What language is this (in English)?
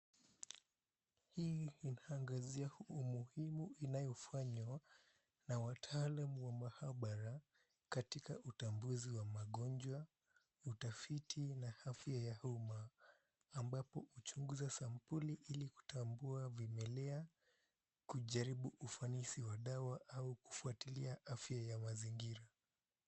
Swahili